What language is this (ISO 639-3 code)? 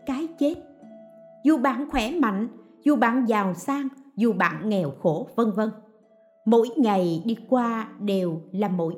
vie